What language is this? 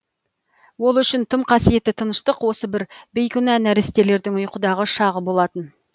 Kazakh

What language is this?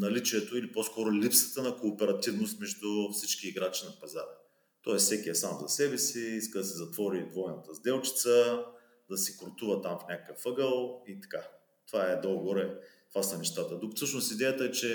Bulgarian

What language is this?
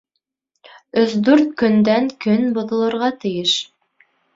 Bashkir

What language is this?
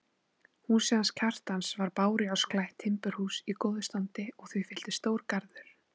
Icelandic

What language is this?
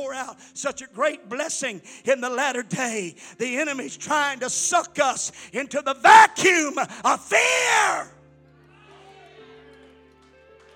English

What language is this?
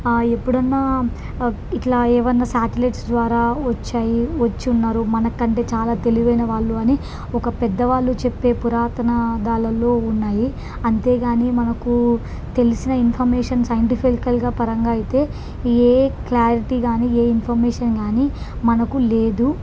Telugu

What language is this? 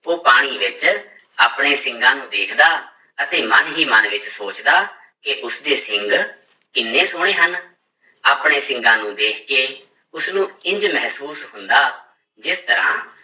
Punjabi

